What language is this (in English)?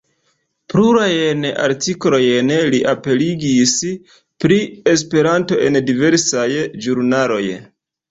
Esperanto